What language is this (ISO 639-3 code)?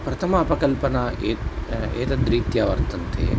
san